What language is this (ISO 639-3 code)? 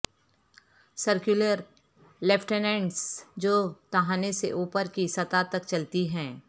urd